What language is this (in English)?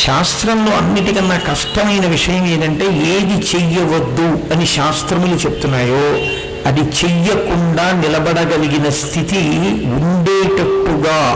Telugu